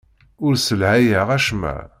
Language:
Kabyle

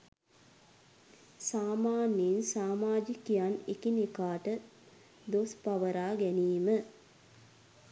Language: Sinhala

